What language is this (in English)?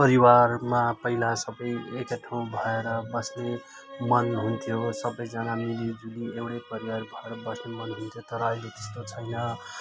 Nepali